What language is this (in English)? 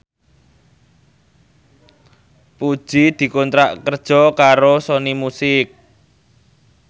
Javanese